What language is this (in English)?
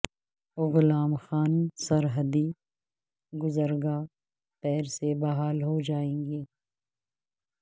Urdu